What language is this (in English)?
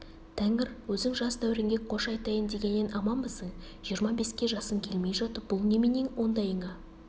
Kazakh